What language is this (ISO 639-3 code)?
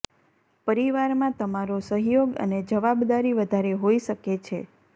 guj